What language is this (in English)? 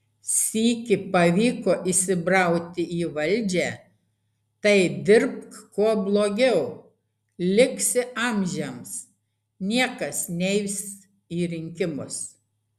Lithuanian